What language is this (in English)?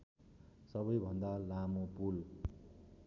Nepali